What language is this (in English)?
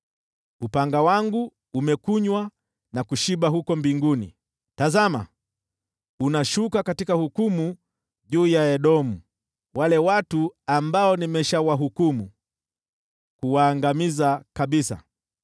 Swahili